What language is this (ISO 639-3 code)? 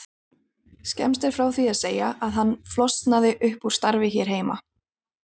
isl